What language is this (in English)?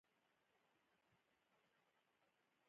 Pashto